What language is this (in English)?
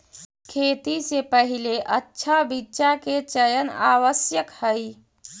Magahi